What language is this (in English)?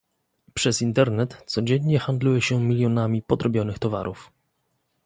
Polish